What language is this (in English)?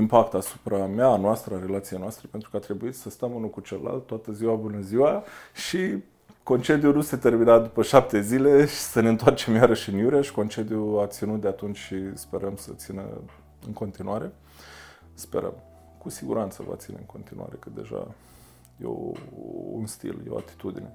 Romanian